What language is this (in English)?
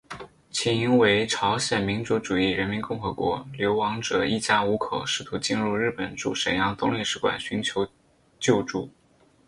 Chinese